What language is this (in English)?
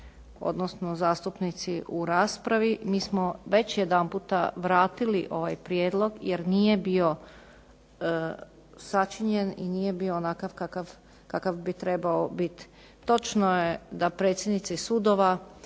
Croatian